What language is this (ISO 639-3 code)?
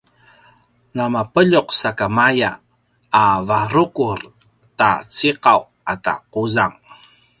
pwn